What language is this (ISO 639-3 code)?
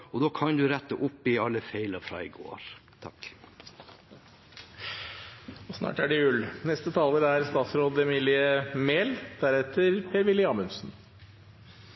nor